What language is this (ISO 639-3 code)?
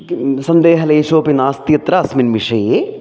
san